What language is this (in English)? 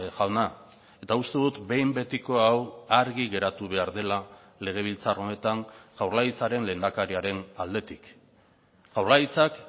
Basque